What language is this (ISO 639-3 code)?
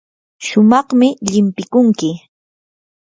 qur